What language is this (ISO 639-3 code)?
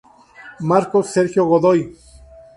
spa